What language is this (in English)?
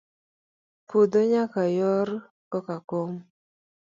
Luo (Kenya and Tanzania)